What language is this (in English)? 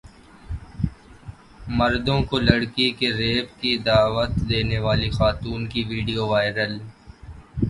Urdu